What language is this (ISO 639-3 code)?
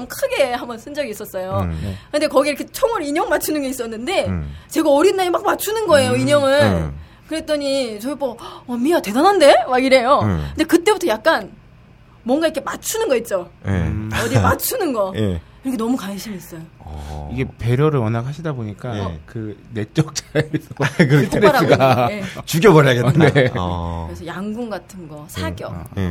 kor